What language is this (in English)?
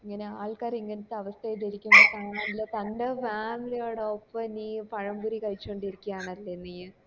Malayalam